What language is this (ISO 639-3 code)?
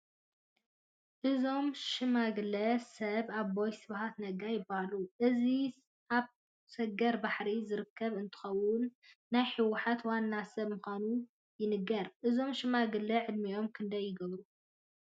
tir